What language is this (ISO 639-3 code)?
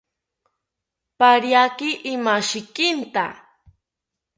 cpy